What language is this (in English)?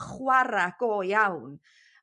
Welsh